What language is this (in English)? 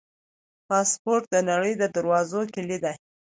Pashto